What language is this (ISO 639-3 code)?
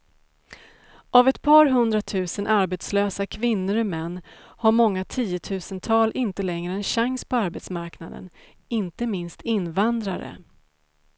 swe